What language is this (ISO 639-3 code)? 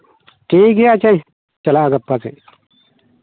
sat